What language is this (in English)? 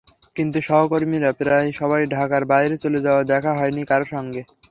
Bangla